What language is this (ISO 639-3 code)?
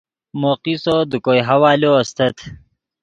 ydg